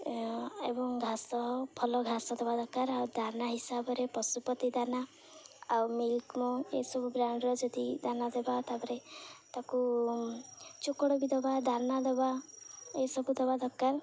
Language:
Odia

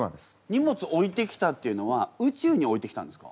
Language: Japanese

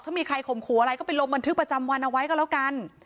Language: Thai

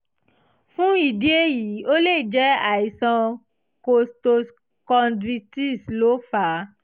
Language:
Yoruba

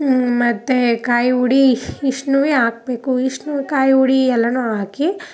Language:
Kannada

